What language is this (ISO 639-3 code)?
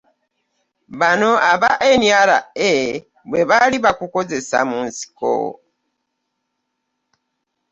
lug